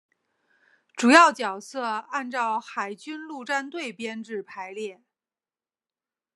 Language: Chinese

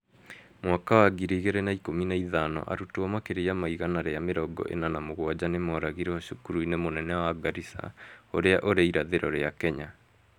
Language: Kikuyu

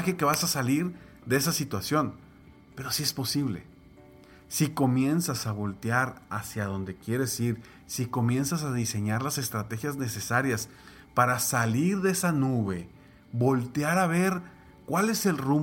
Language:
Spanish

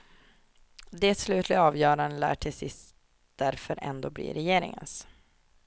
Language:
Swedish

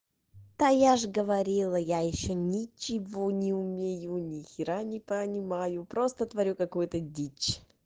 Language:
Russian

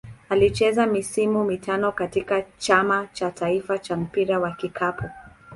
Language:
Swahili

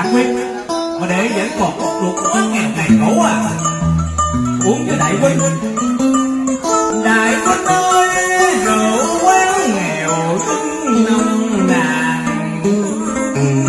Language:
Thai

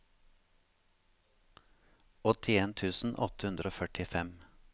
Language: Norwegian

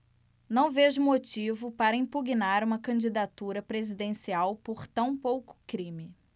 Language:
Portuguese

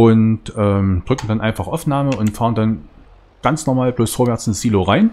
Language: German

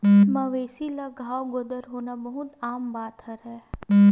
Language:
Chhattisgarhi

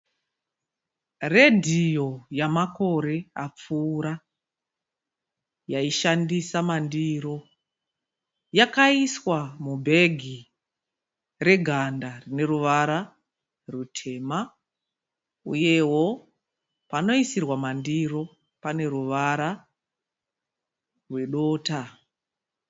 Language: Shona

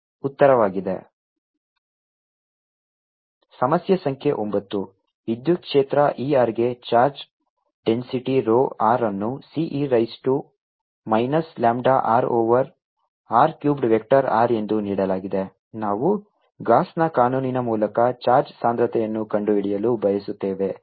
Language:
Kannada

